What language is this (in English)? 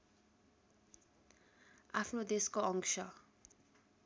Nepali